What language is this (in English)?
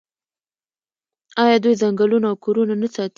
Pashto